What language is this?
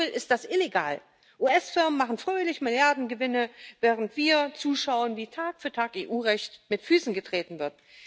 German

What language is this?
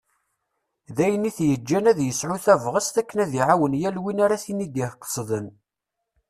Kabyle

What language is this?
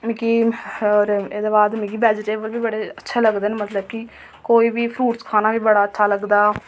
Dogri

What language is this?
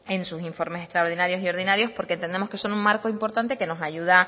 Spanish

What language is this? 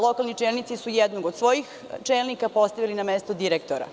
Serbian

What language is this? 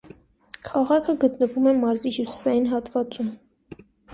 Armenian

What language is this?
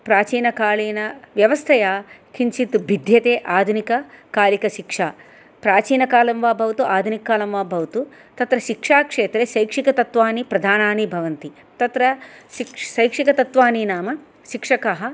Sanskrit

